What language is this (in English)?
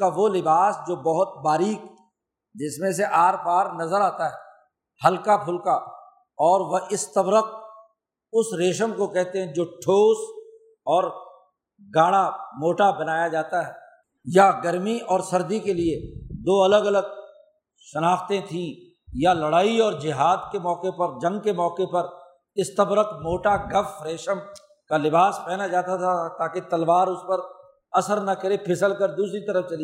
Urdu